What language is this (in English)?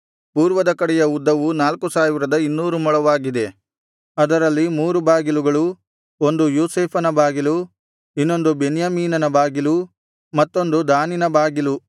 Kannada